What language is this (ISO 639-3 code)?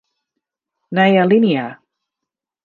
fry